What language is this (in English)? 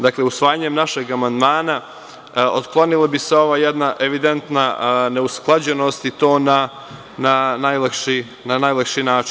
Serbian